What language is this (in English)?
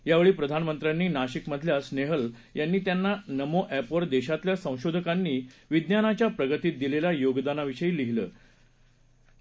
Marathi